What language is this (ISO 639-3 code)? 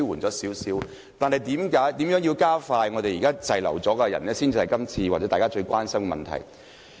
yue